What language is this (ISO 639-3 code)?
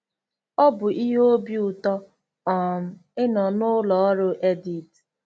ibo